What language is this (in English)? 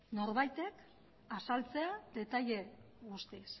Basque